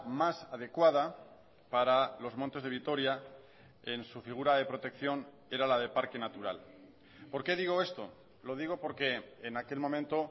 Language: Spanish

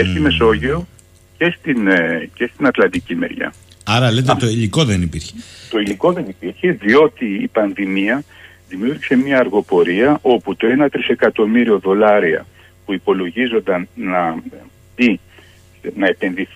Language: Greek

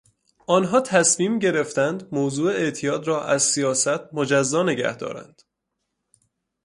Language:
Persian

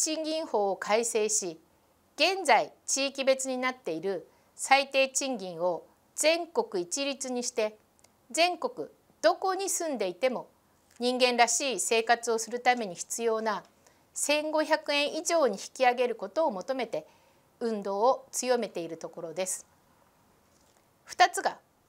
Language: Japanese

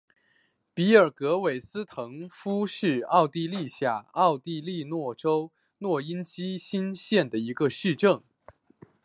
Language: Chinese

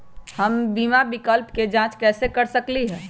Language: Magahi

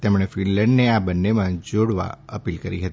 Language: Gujarati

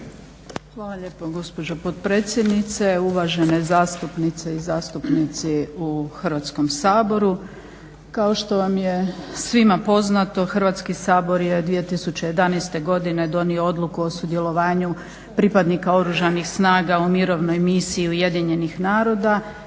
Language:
Croatian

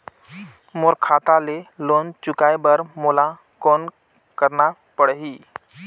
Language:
Chhattisgarhi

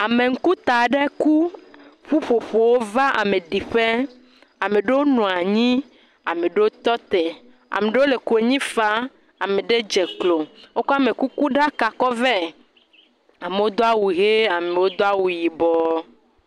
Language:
Ewe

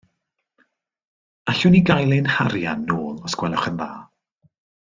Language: Welsh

